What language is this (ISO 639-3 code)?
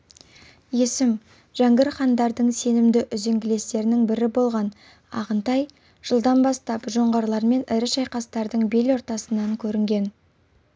kaz